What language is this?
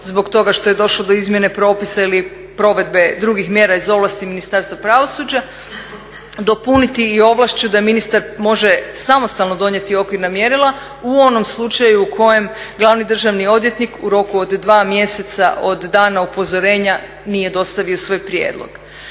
Croatian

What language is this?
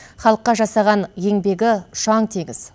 Kazakh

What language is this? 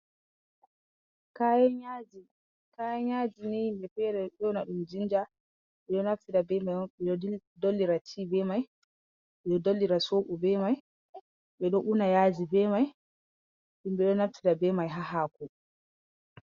Fula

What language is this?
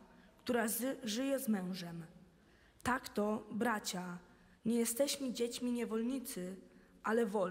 Polish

